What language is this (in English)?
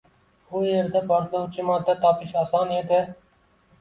Uzbek